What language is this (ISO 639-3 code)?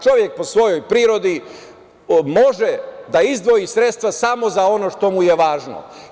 srp